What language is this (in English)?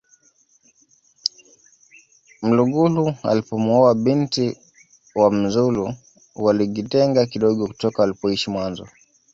Swahili